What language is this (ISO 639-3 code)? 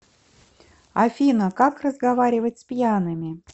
rus